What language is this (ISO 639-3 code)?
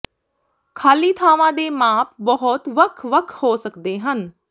pan